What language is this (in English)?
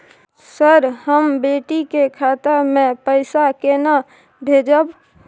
Maithili